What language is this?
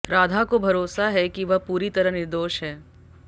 Hindi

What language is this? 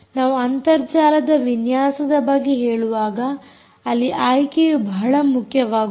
Kannada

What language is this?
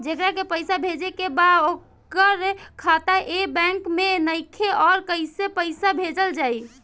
Bhojpuri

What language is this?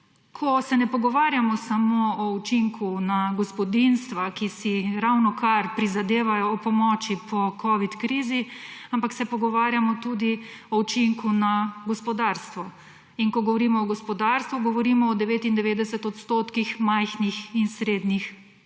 Slovenian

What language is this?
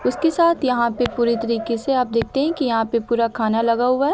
Hindi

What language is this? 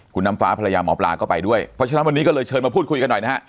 Thai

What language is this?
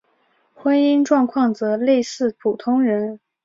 Chinese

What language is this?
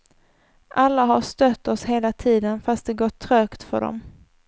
Swedish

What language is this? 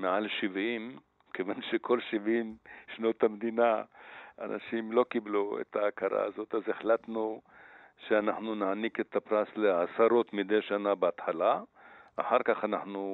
Hebrew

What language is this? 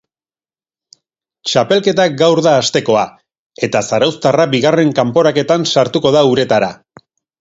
Basque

